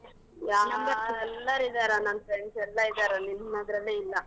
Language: Kannada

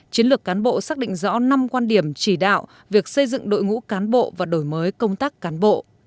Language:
Vietnamese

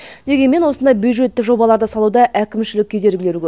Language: Kazakh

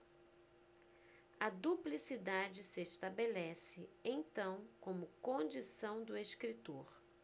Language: Portuguese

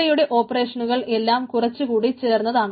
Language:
Malayalam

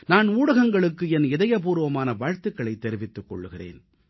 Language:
Tamil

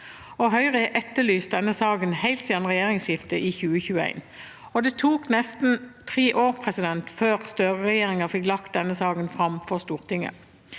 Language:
Norwegian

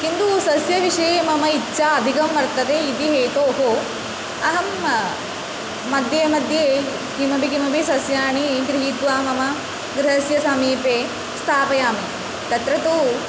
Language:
Sanskrit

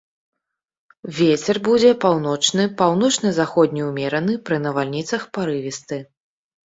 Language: Belarusian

